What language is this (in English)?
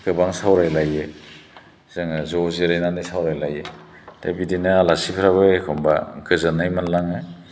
Bodo